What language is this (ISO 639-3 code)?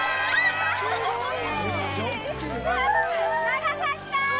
jpn